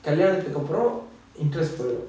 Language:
English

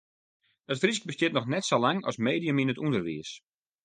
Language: Western Frisian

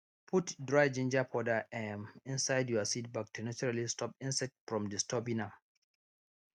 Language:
Nigerian Pidgin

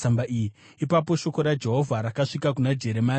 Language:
Shona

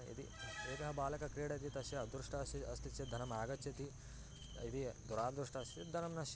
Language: Sanskrit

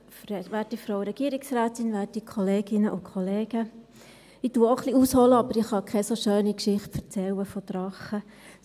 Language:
Swiss German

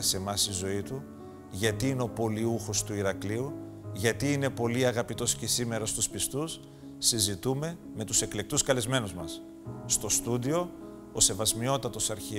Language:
Greek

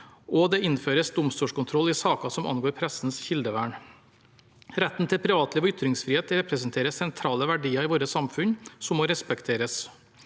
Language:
Norwegian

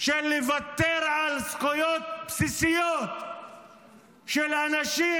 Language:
Hebrew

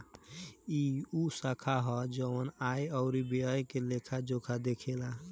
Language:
Bhojpuri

